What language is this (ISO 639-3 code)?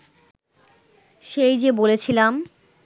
ben